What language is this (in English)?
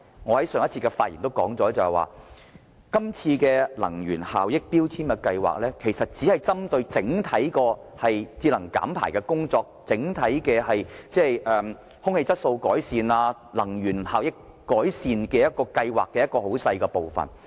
Cantonese